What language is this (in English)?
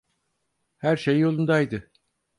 Turkish